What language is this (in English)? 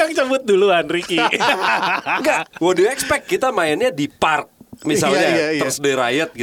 Indonesian